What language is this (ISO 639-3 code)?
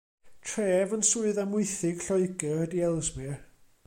cym